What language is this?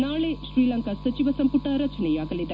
Kannada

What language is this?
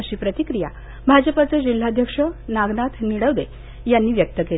Marathi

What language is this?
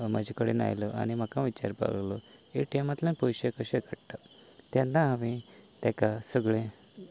Konkani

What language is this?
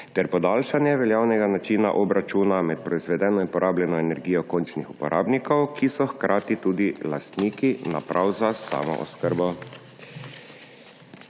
Slovenian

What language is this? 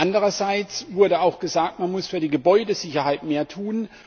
German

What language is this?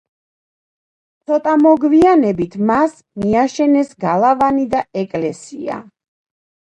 Georgian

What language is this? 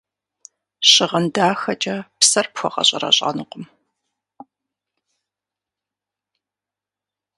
Kabardian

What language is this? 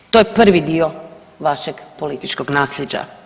Croatian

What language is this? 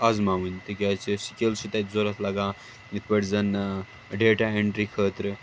Kashmiri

